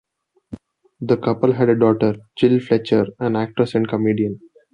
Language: English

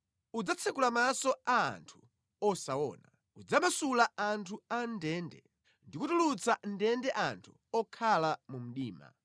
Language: Nyanja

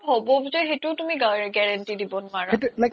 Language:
Assamese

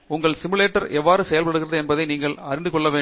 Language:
Tamil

